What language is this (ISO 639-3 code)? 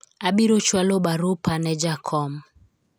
luo